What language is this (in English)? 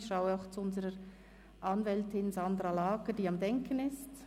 Swiss German